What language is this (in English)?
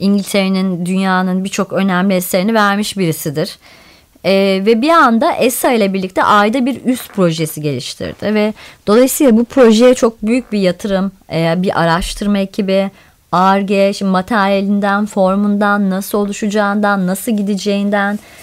Turkish